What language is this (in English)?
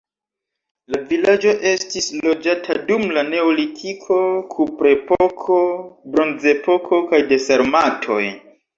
Esperanto